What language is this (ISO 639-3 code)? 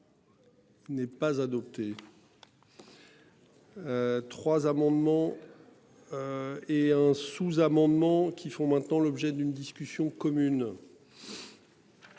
fra